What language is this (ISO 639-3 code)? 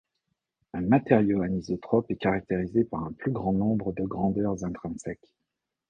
fra